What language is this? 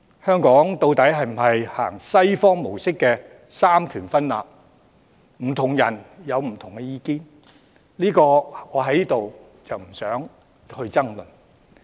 Cantonese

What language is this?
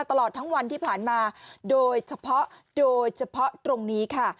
Thai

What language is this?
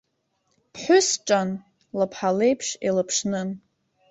Abkhazian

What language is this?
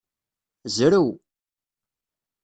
Kabyle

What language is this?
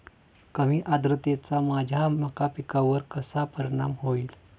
Marathi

